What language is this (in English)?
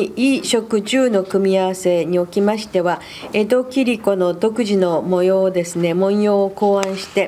Japanese